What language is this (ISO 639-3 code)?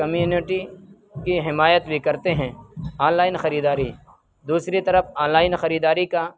urd